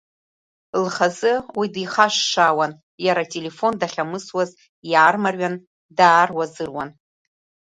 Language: Abkhazian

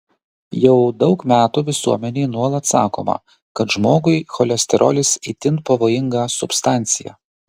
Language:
Lithuanian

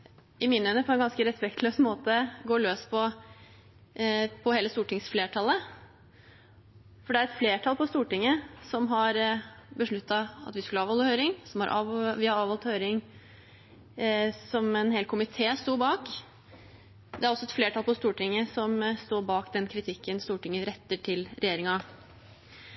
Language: Norwegian Bokmål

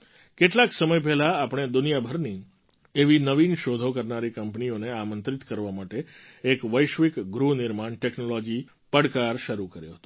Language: Gujarati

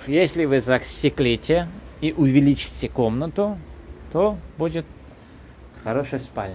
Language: Russian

